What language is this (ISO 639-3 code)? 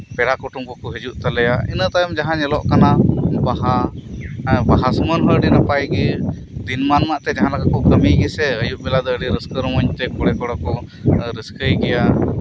sat